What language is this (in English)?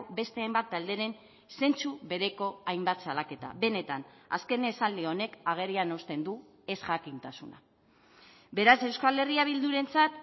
Basque